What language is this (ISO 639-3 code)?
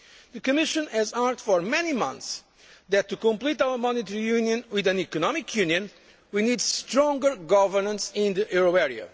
eng